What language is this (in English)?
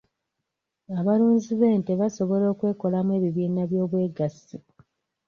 Ganda